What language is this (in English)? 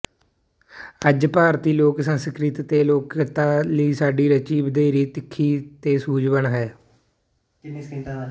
Punjabi